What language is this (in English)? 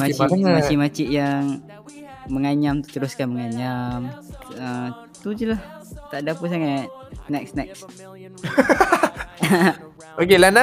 Malay